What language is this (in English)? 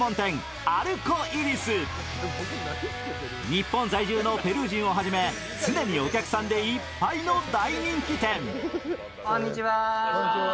Japanese